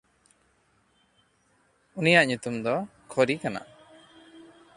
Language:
Santali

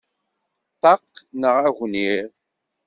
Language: Kabyle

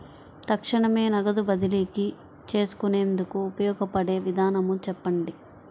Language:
Telugu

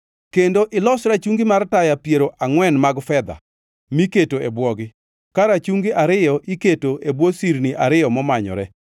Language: Luo (Kenya and Tanzania)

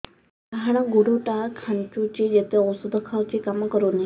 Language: Odia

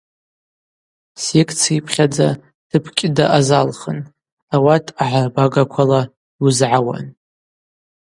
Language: Abaza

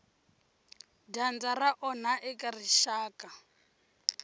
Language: Tsonga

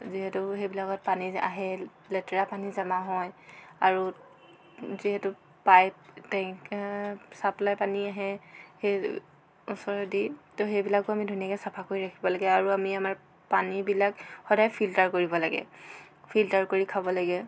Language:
Assamese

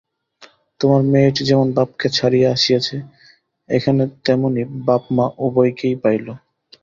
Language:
Bangla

